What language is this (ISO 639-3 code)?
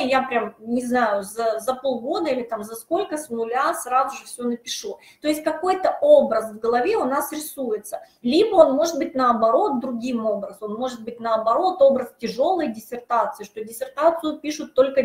rus